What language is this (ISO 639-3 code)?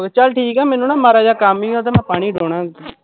pan